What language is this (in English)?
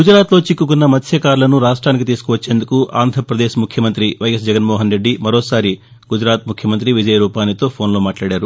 Telugu